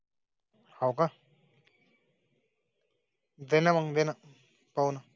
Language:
Marathi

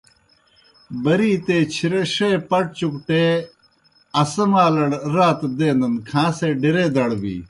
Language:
Kohistani Shina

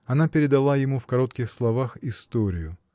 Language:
Russian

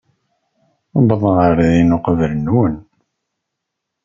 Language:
Kabyle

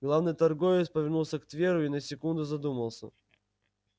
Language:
Russian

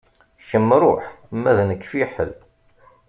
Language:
Kabyle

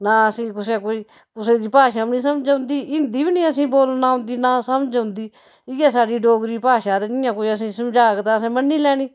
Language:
Dogri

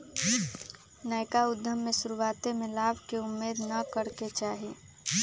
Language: Magahi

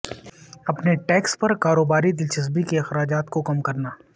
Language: Urdu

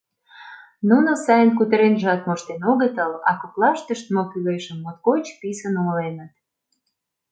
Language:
Mari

